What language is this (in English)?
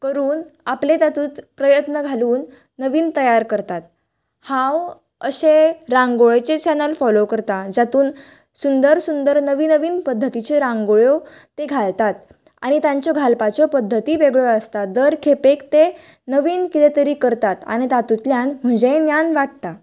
Konkani